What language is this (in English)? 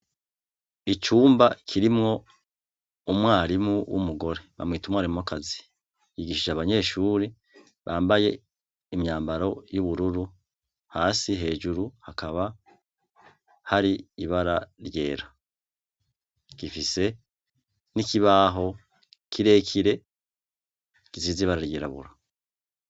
Rundi